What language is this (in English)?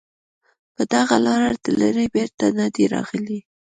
Pashto